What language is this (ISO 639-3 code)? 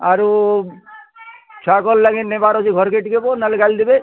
ori